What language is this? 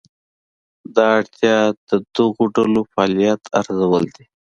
Pashto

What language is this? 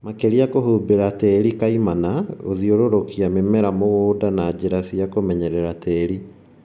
Kikuyu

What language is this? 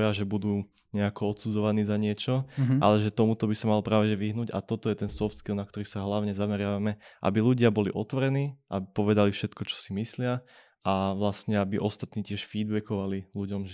Slovak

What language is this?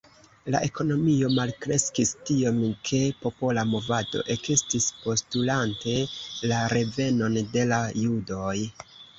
Esperanto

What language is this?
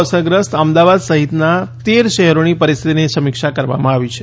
Gujarati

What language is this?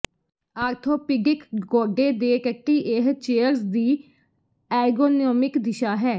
Punjabi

